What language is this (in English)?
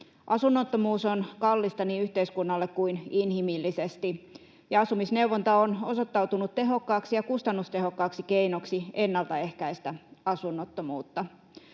Finnish